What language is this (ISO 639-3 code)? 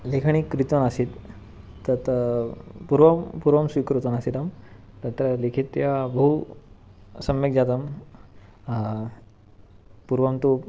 san